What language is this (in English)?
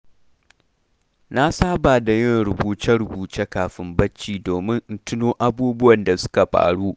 Hausa